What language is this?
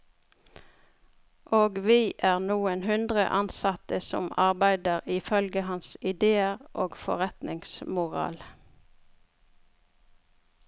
Norwegian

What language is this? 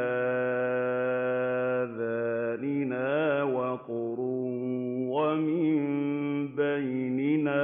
Arabic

